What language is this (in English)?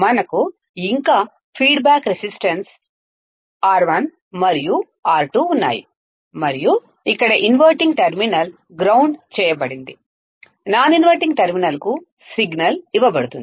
Telugu